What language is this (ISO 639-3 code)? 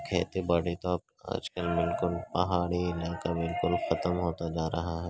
urd